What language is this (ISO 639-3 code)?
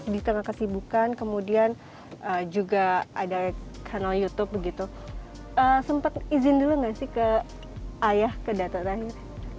ind